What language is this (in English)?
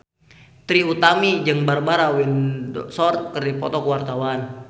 Sundanese